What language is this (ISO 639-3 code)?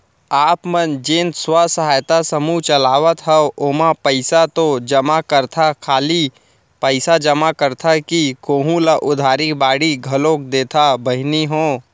hne